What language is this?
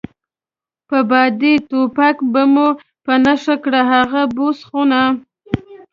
Pashto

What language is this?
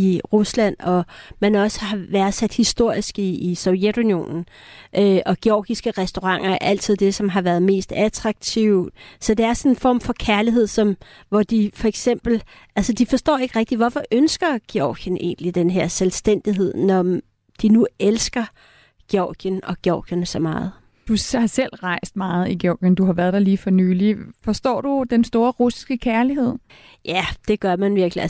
Danish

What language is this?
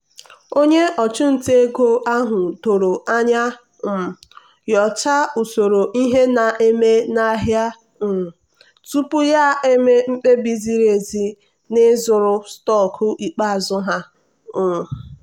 Igbo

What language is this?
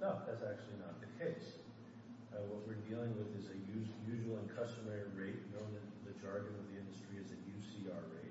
English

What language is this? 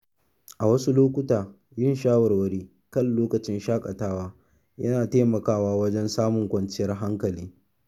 Hausa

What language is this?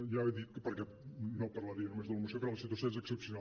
Catalan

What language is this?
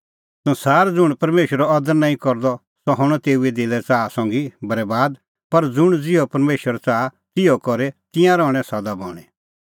Kullu Pahari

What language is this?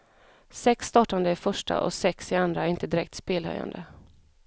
Swedish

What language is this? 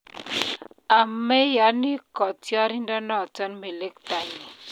Kalenjin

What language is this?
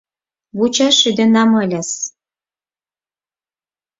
Mari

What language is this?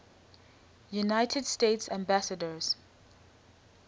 English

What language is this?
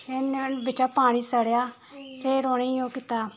Dogri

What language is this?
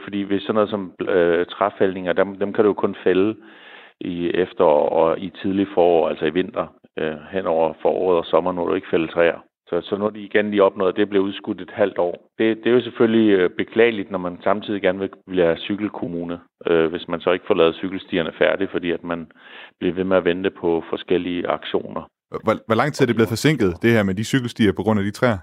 Danish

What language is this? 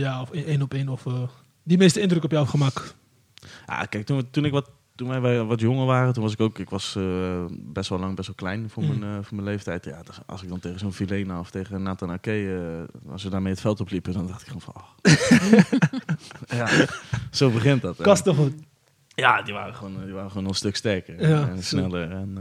Dutch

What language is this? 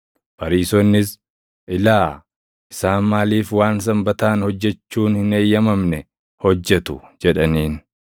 Oromo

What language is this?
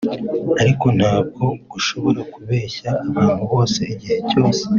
Kinyarwanda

